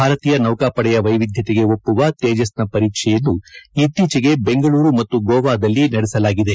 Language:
Kannada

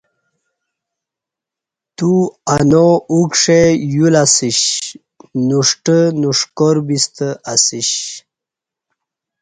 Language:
Kati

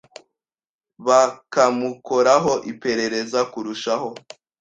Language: Kinyarwanda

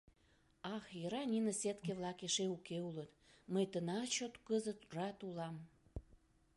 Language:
Mari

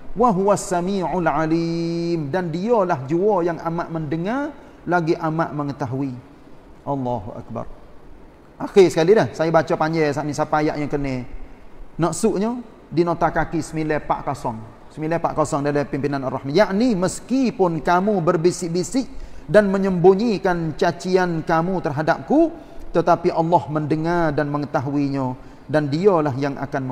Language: Malay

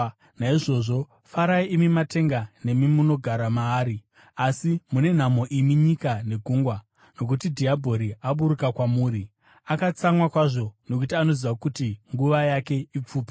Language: Shona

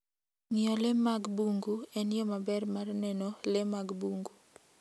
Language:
Luo (Kenya and Tanzania)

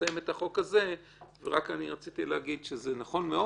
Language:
Hebrew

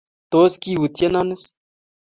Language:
Kalenjin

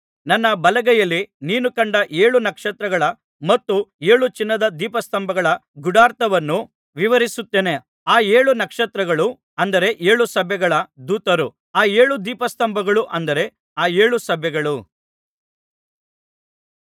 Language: Kannada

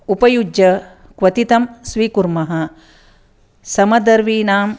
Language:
Sanskrit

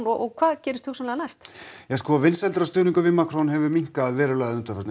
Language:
Icelandic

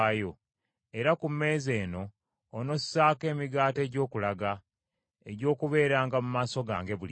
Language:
Ganda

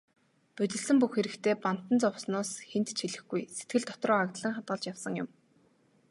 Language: Mongolian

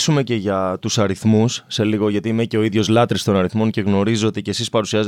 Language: Greek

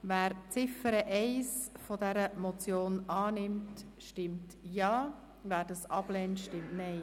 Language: Swiss German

